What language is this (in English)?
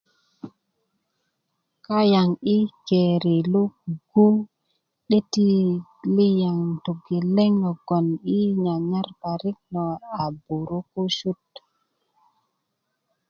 Kuku